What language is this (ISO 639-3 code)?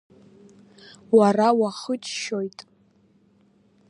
abk